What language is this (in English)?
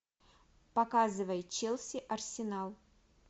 Russian